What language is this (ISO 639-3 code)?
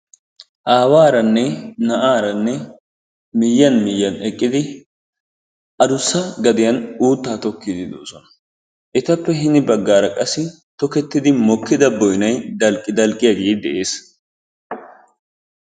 wal